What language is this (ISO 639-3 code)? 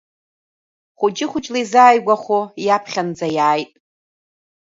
abk